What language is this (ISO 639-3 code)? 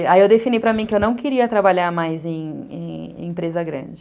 por